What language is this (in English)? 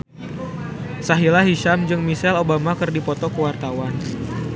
Sundanese